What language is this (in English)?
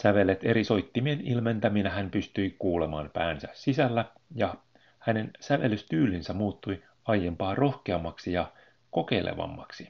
Finnish